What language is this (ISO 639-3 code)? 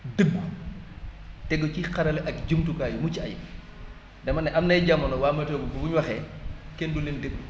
wol